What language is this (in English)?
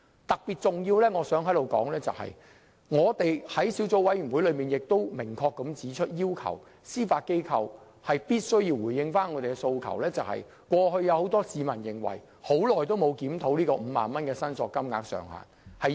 Cantonese